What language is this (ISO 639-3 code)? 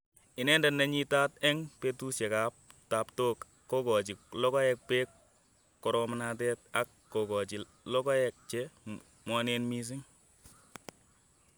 kln